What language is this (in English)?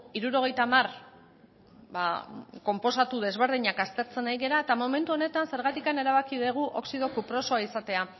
Basque